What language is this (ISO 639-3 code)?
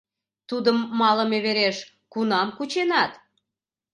chm